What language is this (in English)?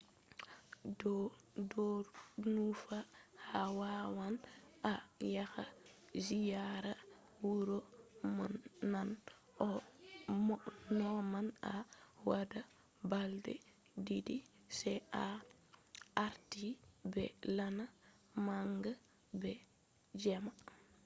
Fula